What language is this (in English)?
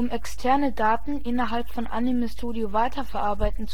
German